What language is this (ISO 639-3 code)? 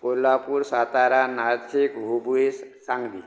kok